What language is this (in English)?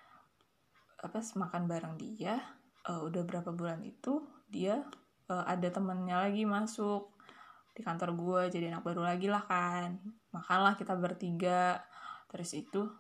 Indonesian